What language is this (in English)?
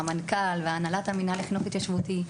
Hebrew